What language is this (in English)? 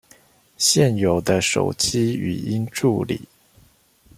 Chinese